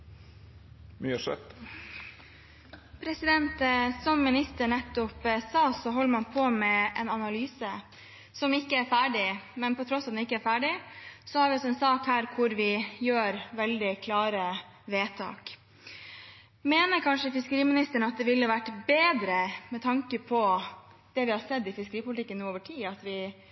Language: Norwegian Bokmål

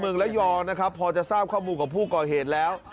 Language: Thai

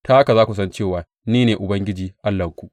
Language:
Hausa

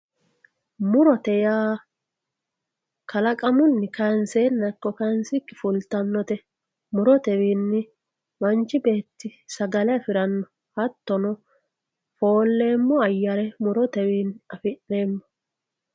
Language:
Sidamo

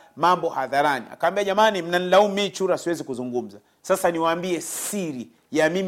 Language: Swahili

